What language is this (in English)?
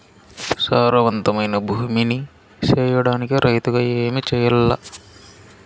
Telugu